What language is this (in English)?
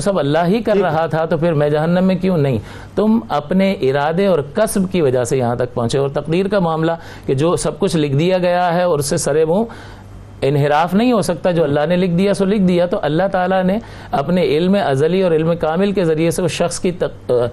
Urdu